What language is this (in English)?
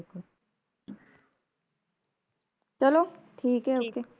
Punjabi